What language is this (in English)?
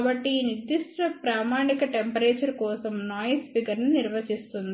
Telugu